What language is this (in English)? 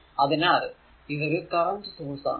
Malayalam